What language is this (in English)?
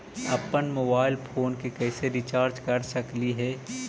Magahi